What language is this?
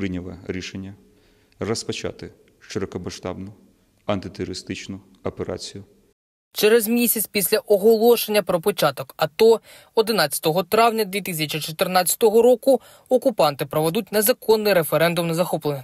Ukrainian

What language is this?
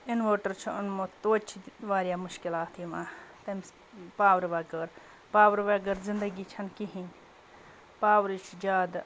Kashmiri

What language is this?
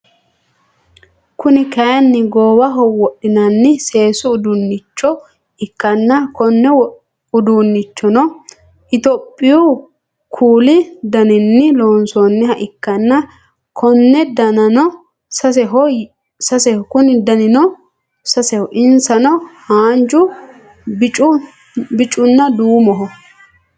Sidamo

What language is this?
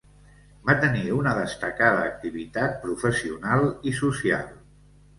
Catalan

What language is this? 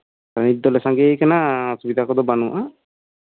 Santali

